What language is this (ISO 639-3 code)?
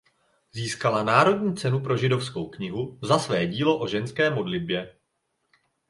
ces